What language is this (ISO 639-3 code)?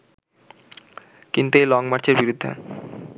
ben